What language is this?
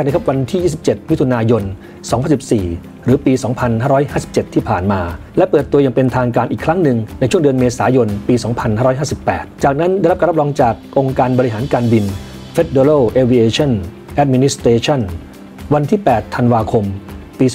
Thai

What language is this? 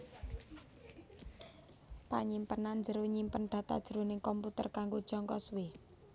Javanese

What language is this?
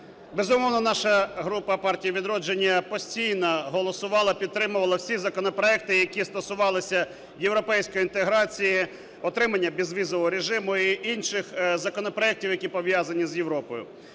Ukrainian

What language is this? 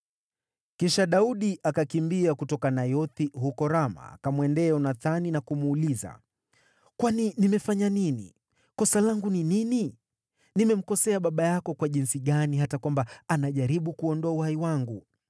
Swahili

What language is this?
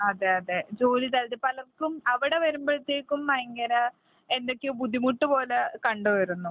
Malayalam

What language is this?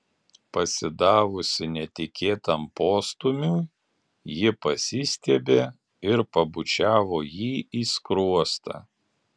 Lithuanian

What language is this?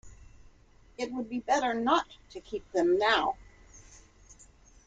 English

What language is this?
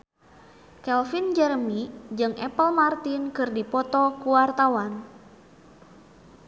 Sundanese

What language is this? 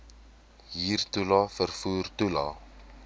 Afrikaans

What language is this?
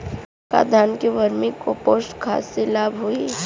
Bhojpuri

